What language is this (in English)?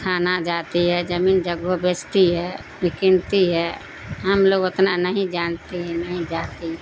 Urdu